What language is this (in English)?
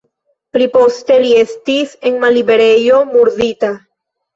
Esperanto